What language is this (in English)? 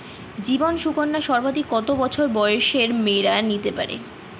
Bangla